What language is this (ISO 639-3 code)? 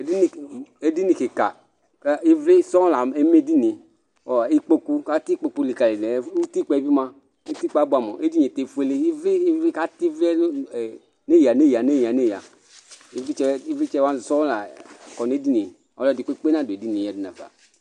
kpo